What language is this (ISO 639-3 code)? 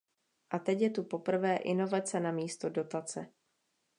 ces